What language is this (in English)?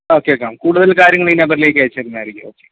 Malayalam